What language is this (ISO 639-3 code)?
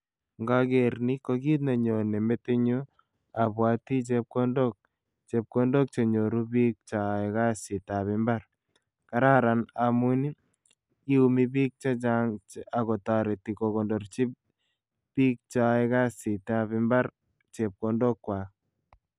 kln